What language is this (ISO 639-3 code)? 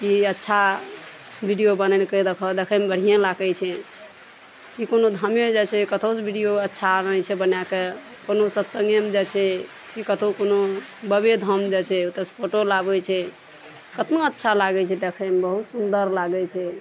mai